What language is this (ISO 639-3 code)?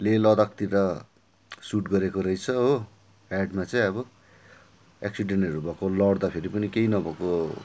nep